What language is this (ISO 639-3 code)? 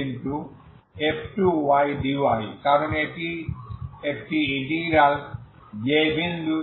ben